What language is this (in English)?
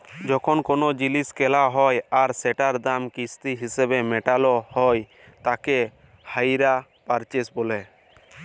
Bangla